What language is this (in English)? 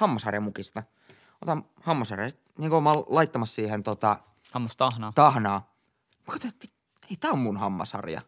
Finnish